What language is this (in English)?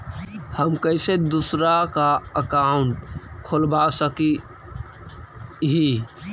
Magahi